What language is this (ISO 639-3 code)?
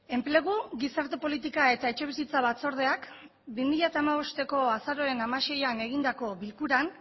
eus